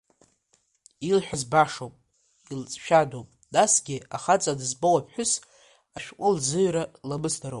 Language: Abkhazian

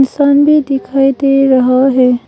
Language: Hindi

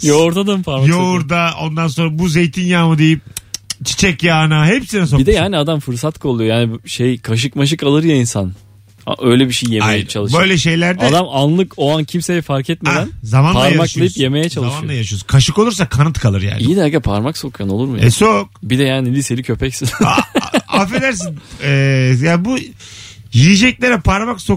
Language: Turkish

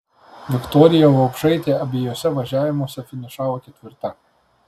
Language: Lithuanian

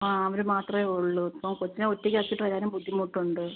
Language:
Malayalam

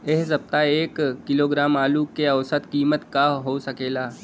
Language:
Bhojpuri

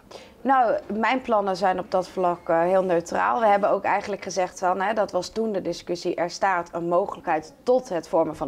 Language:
Dutch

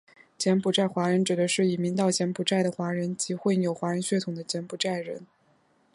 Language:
Chinese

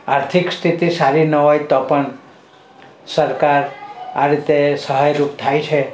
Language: Gujarati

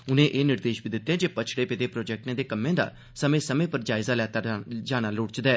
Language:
Dogri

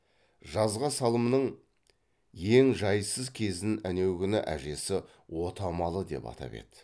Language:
Kazakh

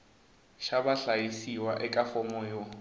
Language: Tsonga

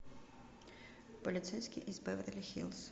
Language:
Russian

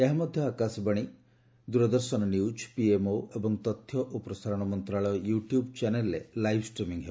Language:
Odia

